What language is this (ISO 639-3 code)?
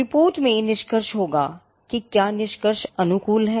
hin